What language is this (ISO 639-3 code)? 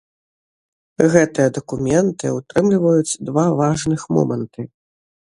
bel